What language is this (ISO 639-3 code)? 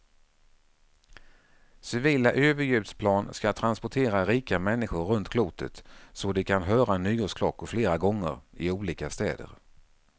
swe